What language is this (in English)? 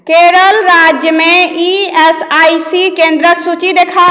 Maithili